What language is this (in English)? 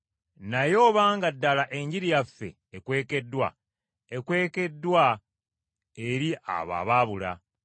Ganda